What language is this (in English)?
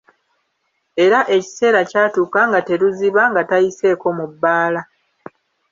Ganda